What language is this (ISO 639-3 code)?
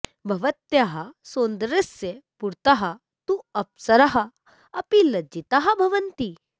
san